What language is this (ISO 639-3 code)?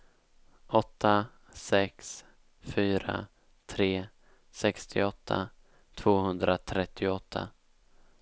swe